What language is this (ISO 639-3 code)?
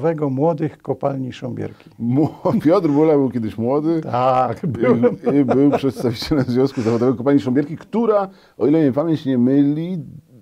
pol